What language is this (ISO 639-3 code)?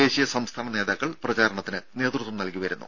mal